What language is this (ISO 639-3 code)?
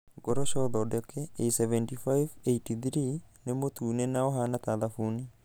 kik